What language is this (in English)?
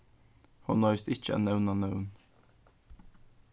Faroese